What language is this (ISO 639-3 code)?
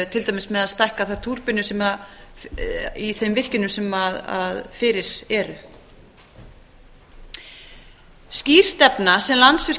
isl